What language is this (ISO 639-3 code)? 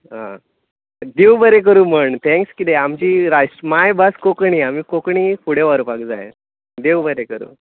kok